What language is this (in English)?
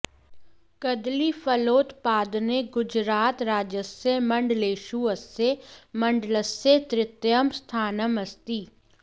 Sanskrit